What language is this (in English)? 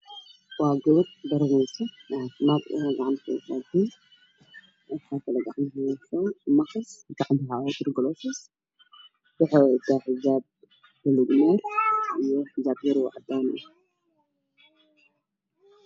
Somali